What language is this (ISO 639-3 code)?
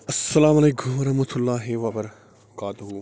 kas